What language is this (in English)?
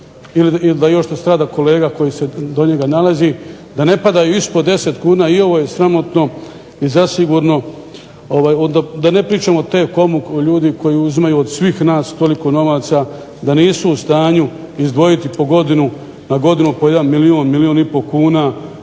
Croatian